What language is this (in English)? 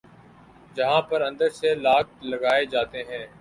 Urdu